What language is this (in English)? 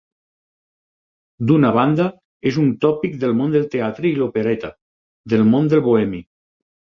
Catalan